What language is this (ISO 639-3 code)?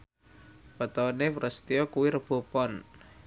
jav